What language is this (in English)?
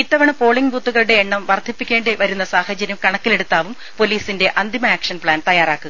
Malayalam